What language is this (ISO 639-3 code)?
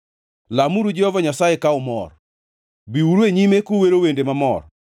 luo